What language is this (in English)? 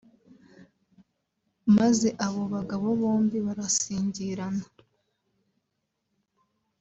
Kinyarwanda